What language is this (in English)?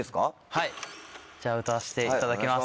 Japanese